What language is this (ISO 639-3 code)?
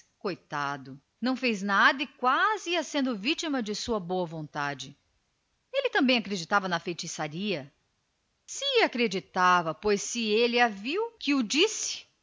por